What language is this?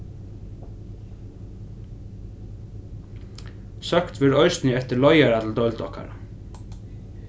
Faroese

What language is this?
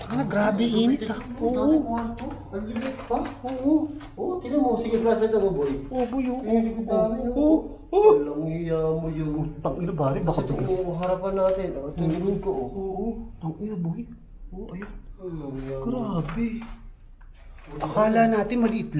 Filipino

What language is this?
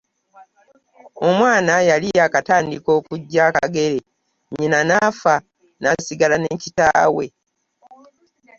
Ganda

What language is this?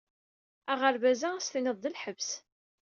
Kabyle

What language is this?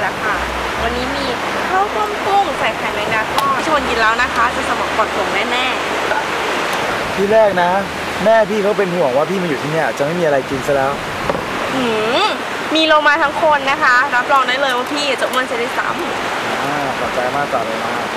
Thai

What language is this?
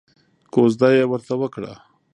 Pashto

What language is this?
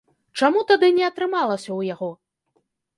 Belarusian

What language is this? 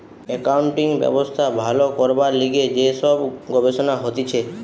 Bangla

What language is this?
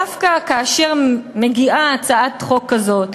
Hebrew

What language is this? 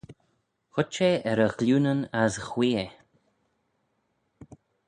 Manx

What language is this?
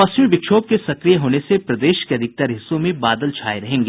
Hindi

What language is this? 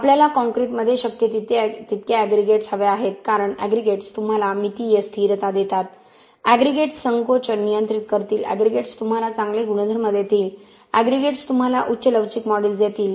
Marathi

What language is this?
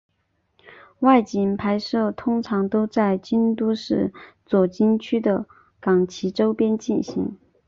Chinese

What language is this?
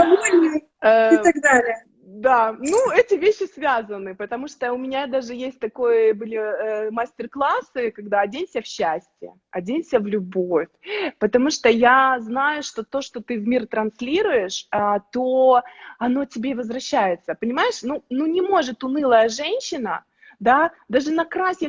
Russian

